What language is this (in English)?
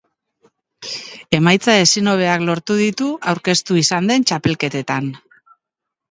Basque